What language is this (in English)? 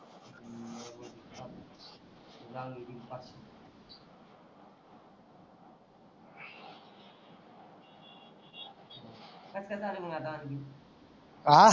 Marathi